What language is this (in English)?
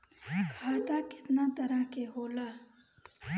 Bhojpuri